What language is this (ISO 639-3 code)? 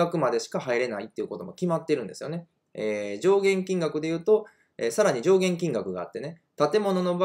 jpn